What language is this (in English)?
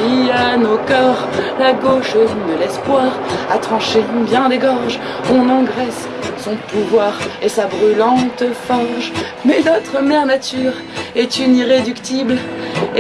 French